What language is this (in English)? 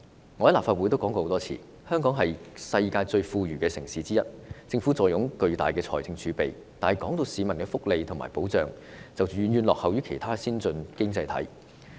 Cantonese